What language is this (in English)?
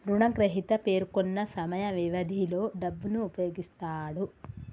Telugu